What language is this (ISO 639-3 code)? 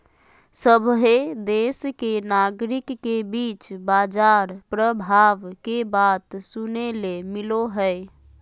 mag